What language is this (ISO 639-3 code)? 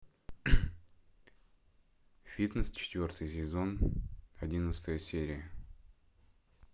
rus